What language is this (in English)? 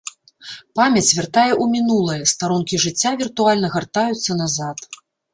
Belarusian